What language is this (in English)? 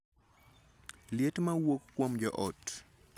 Luo (Kenya and Tanzania)